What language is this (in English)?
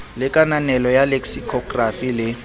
Southern Sotho